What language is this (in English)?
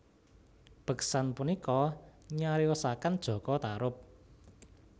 Javanese